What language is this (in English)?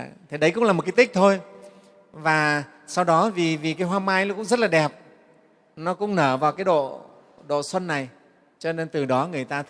Vietnamese